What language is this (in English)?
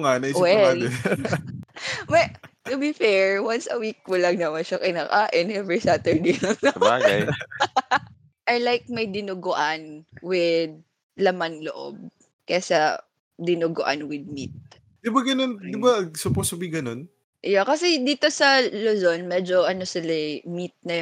Filipino